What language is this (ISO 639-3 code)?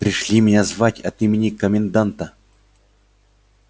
rus